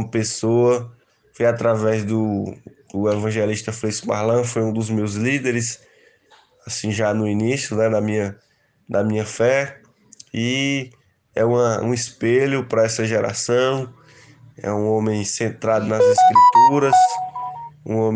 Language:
Portuguese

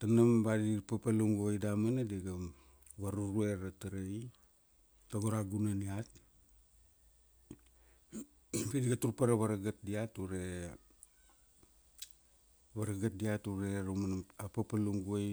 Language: Kuanua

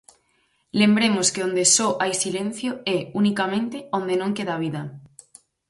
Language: Galician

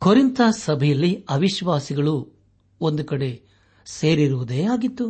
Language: Kannada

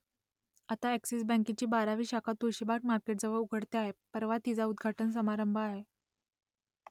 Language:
Marathi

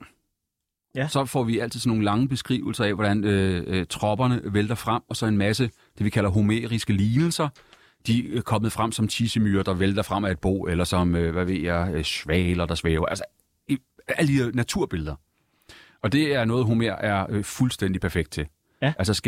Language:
Danish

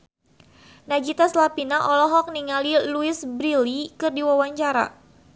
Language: Sundanese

